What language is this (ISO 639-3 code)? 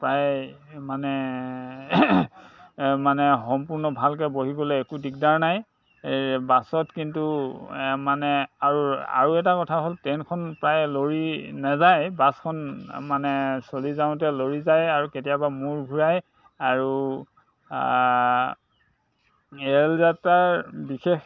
asm